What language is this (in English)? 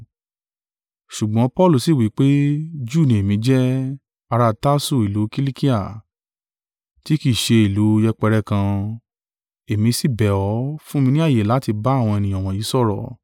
Yoruba